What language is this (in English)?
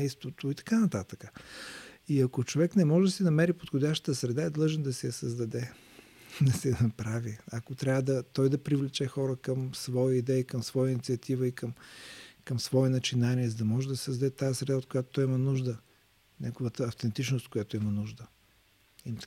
Bulgarian